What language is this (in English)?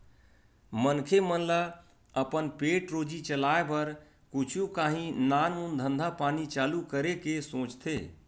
Chhattisgarhi